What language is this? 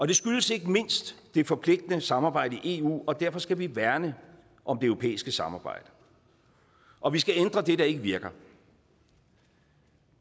Danish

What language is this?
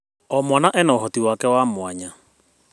Kikuyu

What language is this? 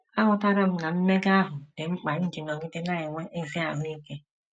Igbo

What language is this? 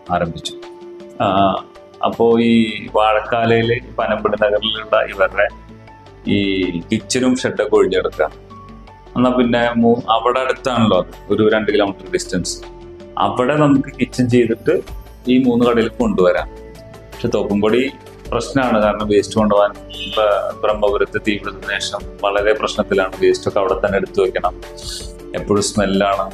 Malayalam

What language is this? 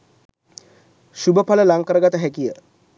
Sinhala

